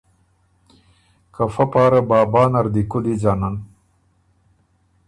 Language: Ormuri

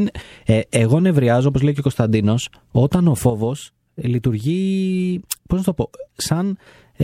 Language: Greek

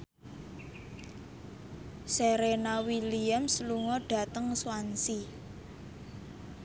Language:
Javanese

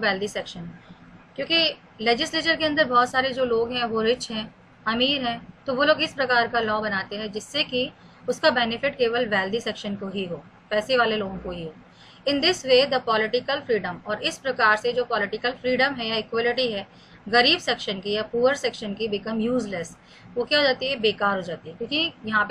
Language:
Hindi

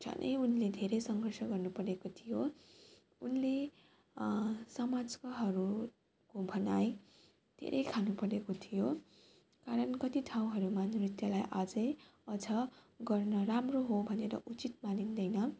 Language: Nepali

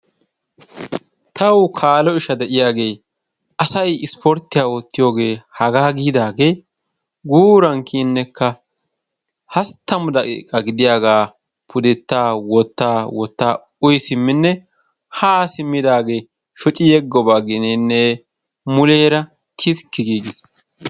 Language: Wolaytta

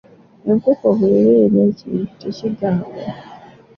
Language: Ganda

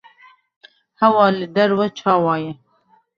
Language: Kurdish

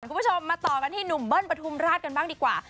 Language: Thai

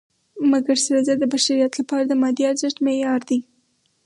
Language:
Pashto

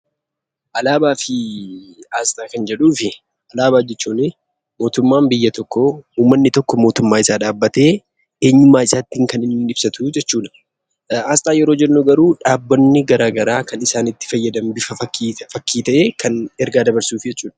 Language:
Oromo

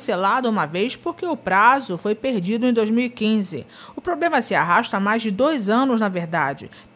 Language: Portuguese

